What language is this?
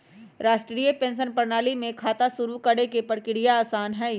Magahi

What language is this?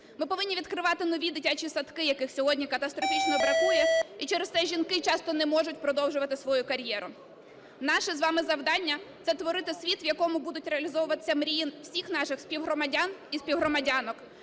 Ukrainian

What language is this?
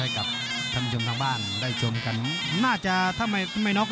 Thai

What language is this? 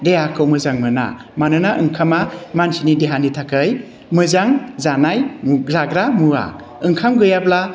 Bodo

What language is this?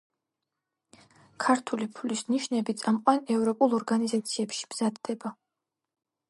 Georgian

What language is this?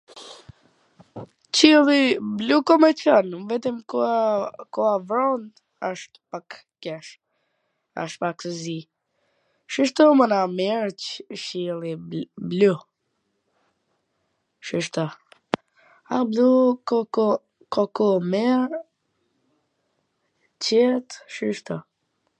Gheg Albanian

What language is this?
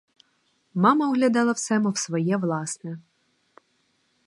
Ukrainian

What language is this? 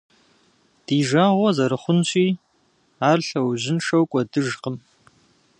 Kabardian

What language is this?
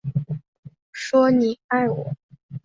Chinese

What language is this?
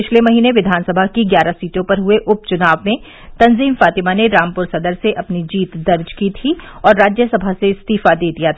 Hindi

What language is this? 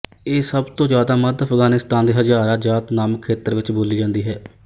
Punjabi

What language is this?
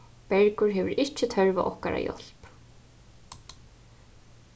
Faroese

